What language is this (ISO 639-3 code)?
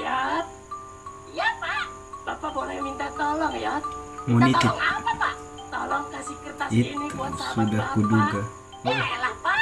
ind